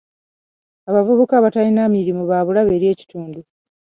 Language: Ganda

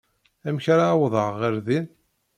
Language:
Kabyle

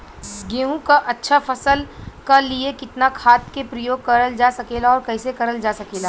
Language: Bhojpuri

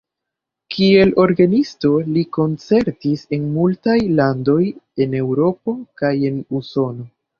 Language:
Esperanto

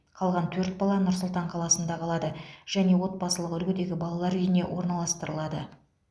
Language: Kazakh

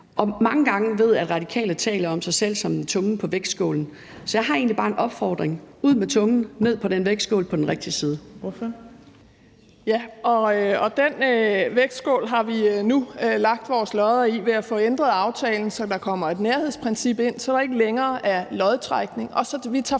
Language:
Danish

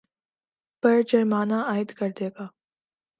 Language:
Urdu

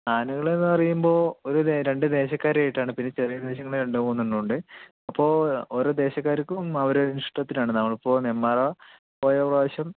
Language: Malayalam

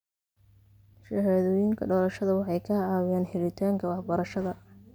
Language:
Somali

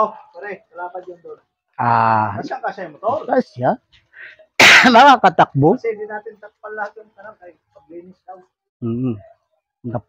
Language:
Filipino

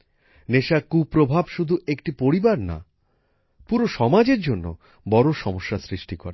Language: Bangla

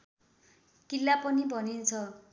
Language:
Nepali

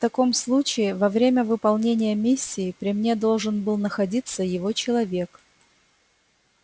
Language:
Russian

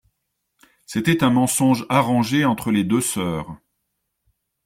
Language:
French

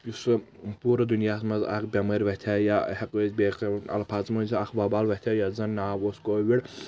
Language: Kashmiri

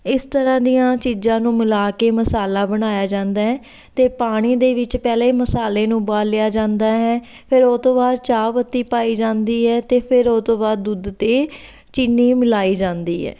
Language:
Punjabi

